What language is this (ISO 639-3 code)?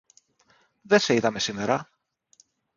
ell